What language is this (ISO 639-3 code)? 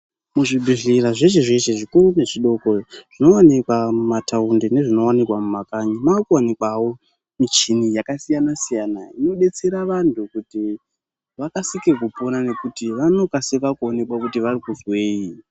ndc